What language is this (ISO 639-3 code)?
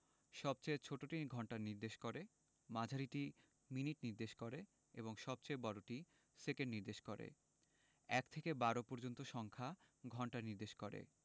ben